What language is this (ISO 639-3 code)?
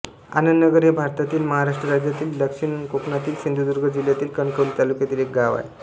mar